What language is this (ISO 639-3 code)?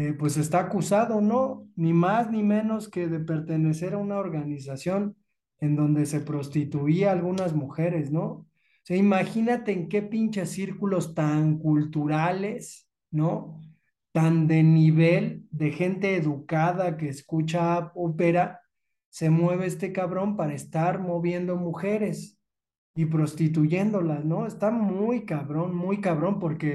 spa